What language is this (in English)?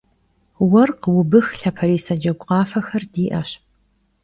Kabardian